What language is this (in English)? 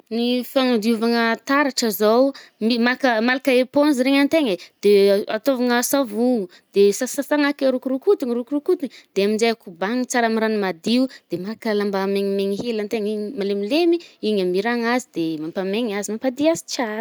Northern Betsimisaraka Malagasy